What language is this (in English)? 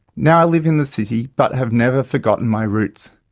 English